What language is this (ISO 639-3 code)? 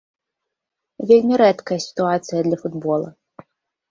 bel